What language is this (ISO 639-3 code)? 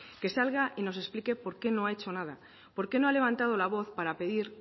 spa